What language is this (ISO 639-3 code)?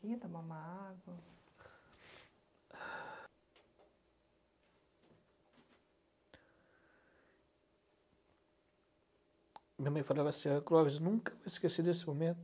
por